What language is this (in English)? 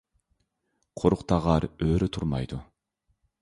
Uyghur